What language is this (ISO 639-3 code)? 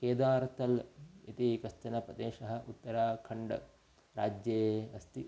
san